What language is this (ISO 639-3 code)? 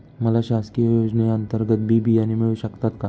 mar